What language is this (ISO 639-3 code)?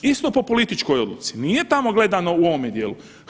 hrv